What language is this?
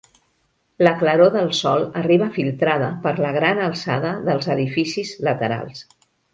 Catalan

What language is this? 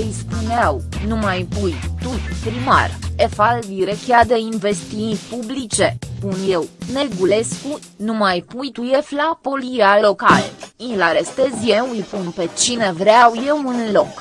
Romanian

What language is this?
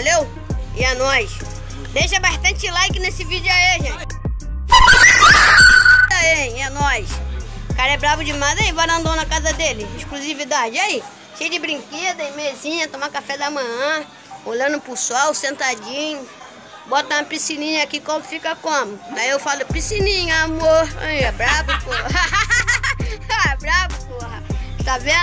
Portuguese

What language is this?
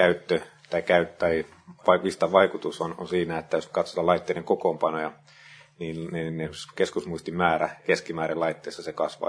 Finnish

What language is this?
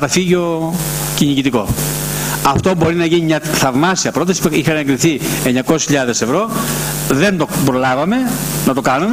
Greek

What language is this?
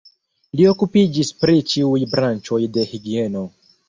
Esperanto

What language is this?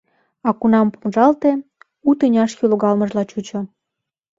Mari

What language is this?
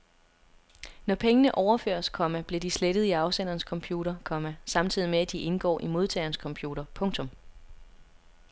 Danish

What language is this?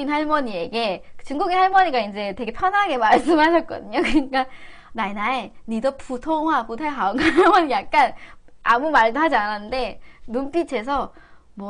Korean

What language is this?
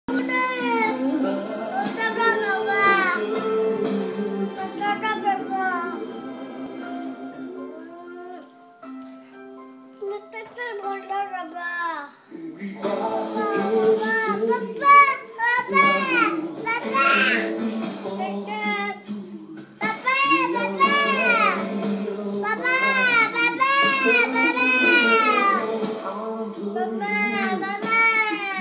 Indonesian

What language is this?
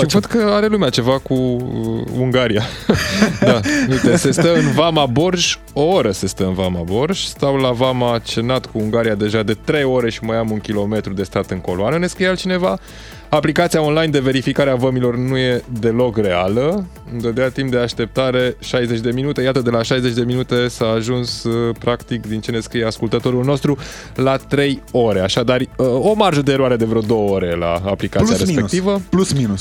Romanian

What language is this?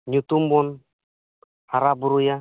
Santali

